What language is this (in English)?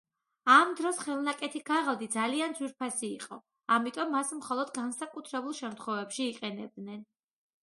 Georgian